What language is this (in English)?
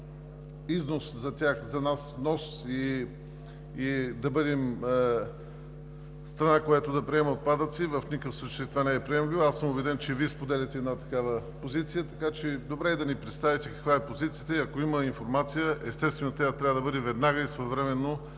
Bulgarian